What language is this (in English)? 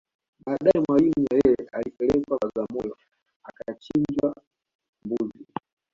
Swahili